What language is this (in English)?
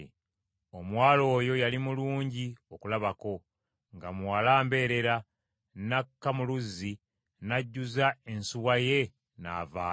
Ganda